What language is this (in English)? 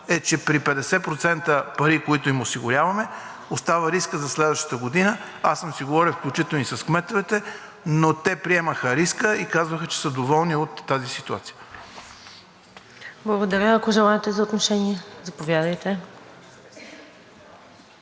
Bulgarian